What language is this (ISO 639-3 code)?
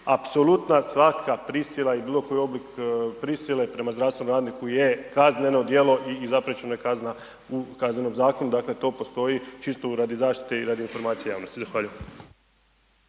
hrv